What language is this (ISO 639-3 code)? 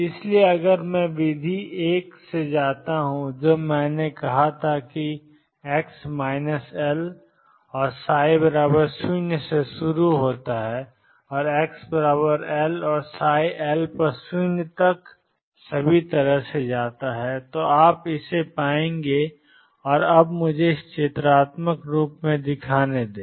hin